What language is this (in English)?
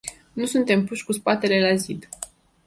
Romanian